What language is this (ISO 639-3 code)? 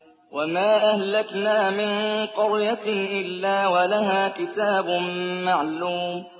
ara